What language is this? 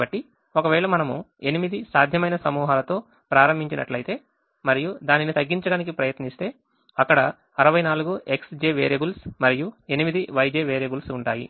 Telugu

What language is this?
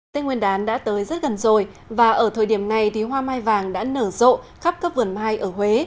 Vietnamese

